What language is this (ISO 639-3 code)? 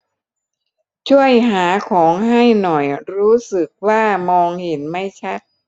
tha